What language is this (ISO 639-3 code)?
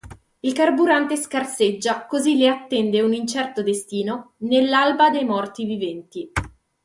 ita